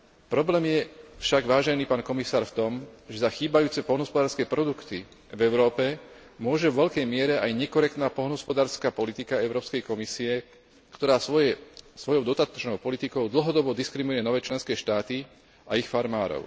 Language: Slovak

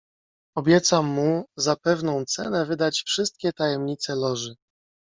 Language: Polish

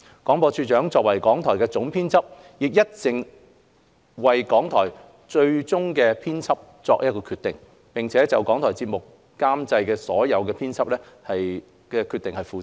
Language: Cantonese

